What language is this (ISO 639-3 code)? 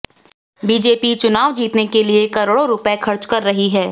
hin